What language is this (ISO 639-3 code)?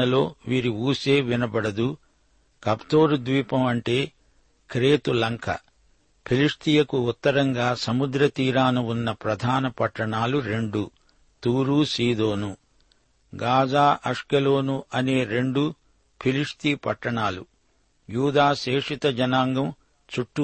tel